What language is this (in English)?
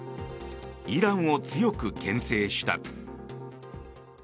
Japanese